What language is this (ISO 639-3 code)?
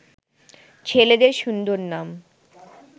ben